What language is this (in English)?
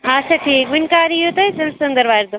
Kashmiri